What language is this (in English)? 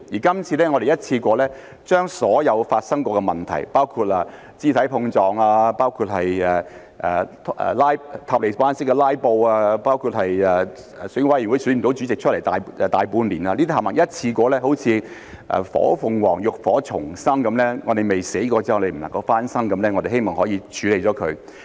Cantonese